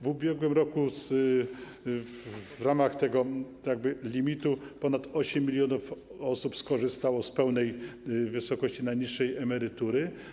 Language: Polish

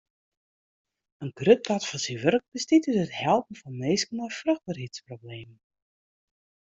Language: Western Frisian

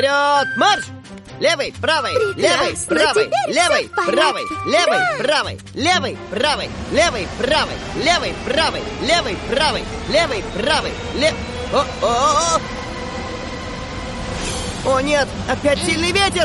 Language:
Russian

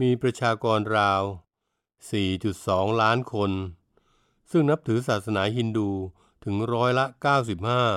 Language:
Thai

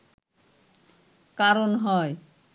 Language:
Bangla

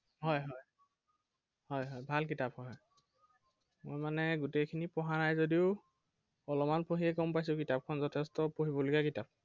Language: Assamese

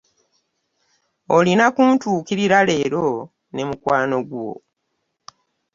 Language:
Ganda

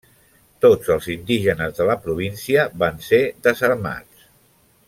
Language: Catalan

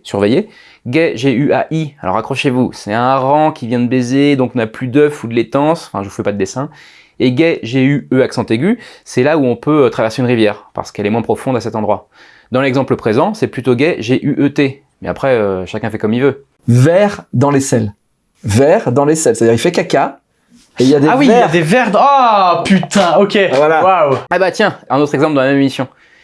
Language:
French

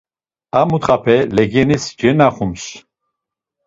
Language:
Laz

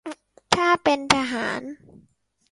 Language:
Thai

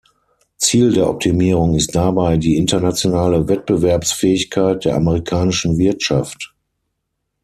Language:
German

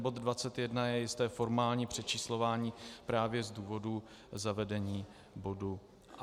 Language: Czech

